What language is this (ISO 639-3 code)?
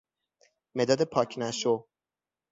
fas